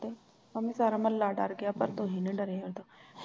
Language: Punjabi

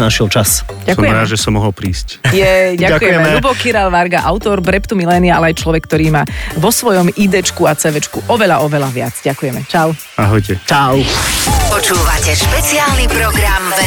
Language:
Slovak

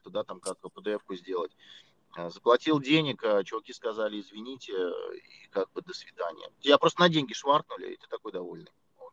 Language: Russian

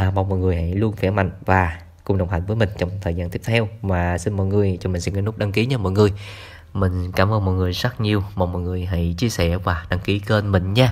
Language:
Vietnamese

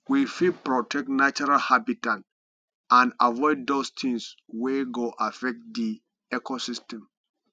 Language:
Nigerian Pidgin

